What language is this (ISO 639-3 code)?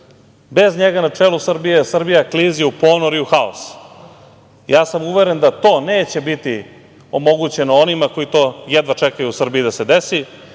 srp